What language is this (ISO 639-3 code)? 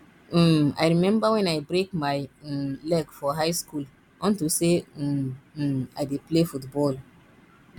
pcm